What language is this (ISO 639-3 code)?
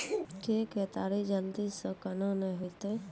mai